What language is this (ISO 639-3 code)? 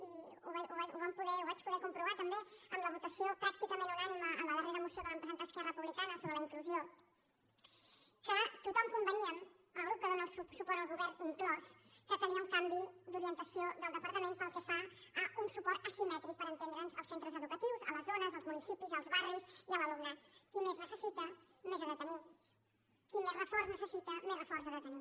cat